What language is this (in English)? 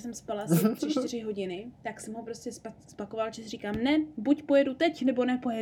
Czech